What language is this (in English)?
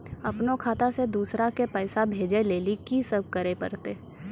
Maithili